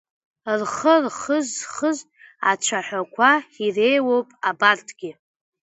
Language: Abkhazian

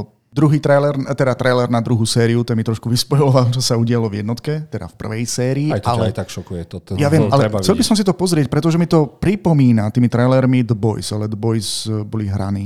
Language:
Slovak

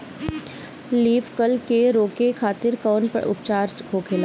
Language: Bhojpuri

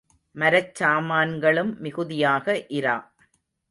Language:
Tamil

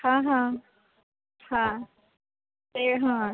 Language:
Odia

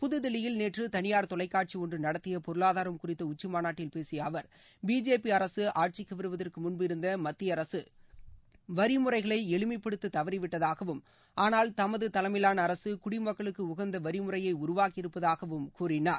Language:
Tamil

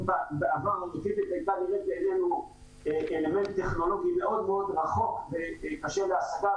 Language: Hebrew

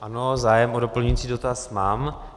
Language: Czech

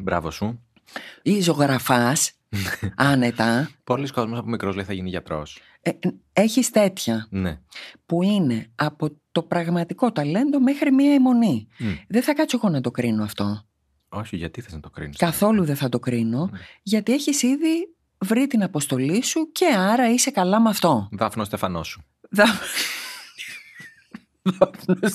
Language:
Greek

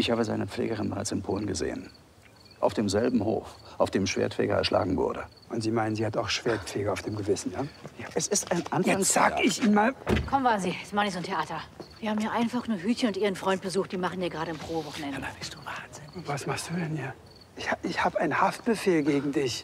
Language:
German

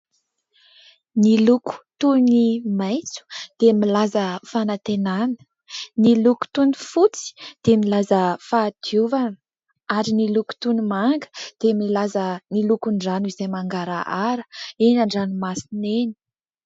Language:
Malagasy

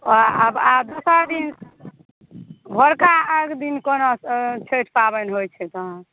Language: Maithili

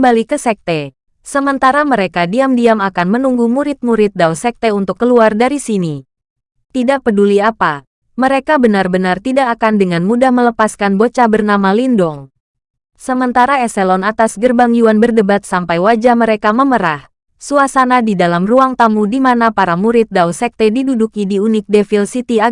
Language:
Indonesian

